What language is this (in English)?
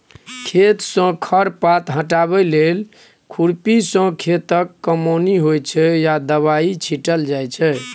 Maithili